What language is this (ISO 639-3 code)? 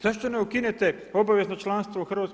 hrv